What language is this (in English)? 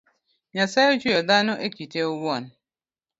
Luo (Kenya and Tanzania)